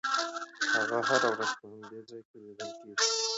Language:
Pashto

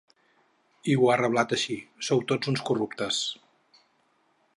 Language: Catalan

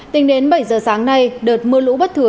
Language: Vietnamese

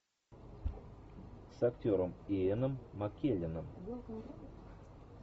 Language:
Russian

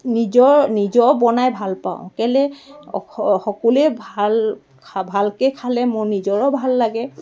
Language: Assamese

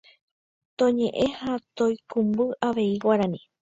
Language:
Guarani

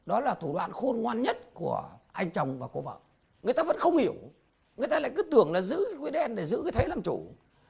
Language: Vietnamese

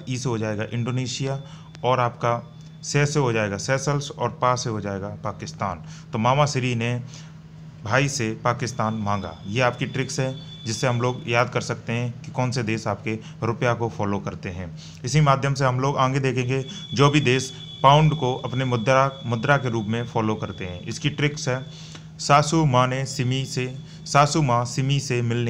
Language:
Hindi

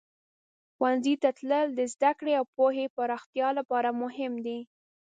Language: Pashto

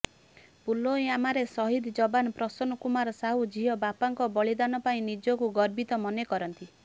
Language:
Odia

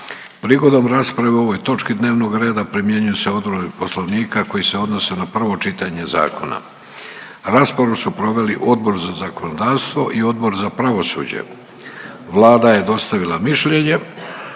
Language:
Croatian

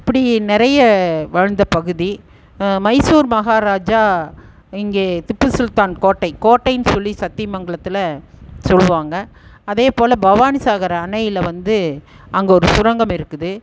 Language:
Tamil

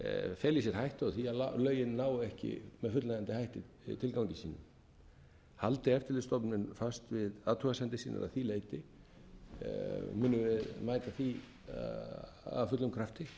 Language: Icelandic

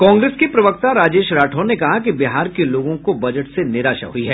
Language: Hindi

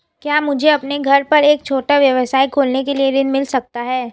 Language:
Hindi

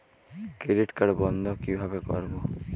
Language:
Bangla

